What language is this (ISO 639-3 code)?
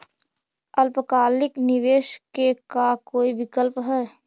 mag